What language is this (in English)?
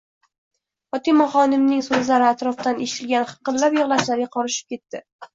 Uzbek